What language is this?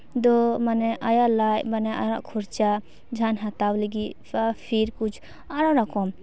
Santali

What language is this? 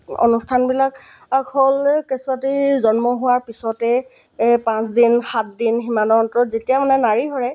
Assamese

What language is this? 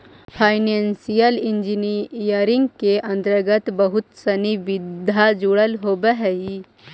Magahi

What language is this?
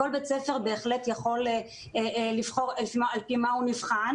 Hebrew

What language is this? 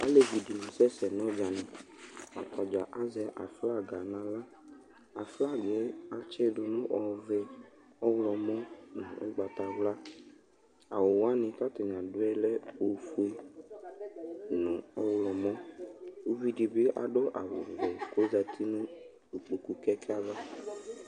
Ikposo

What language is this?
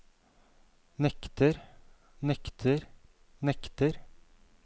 Norwegian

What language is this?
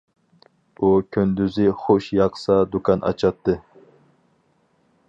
Uyghur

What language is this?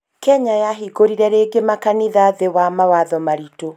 Kikuyu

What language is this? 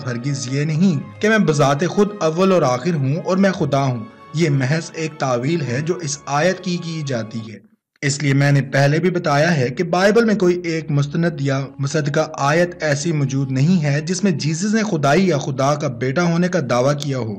Hindi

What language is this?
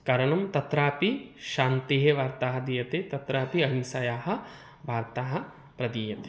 Sanskrit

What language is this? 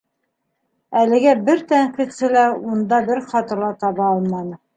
Bashkir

